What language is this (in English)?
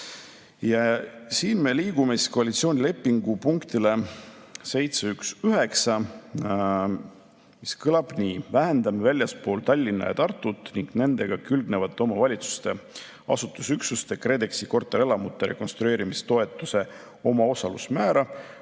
Estonian